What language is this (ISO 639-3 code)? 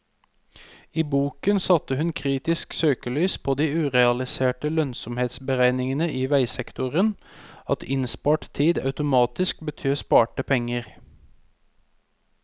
nor